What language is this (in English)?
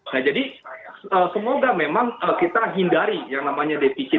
Indonesian